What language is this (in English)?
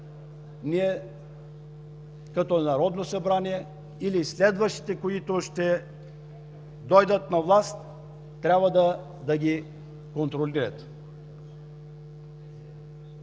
Bulgarian